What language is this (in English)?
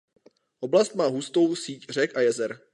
Czech